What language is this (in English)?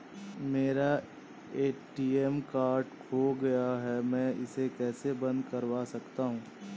Hindi